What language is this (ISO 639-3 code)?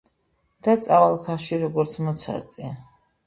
kat